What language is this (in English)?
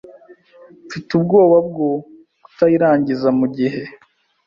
Kinyarwanda